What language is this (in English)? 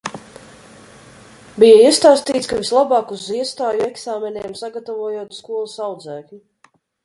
Latvian